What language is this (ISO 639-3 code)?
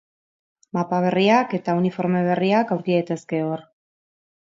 eus